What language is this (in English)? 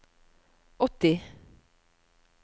Norwegian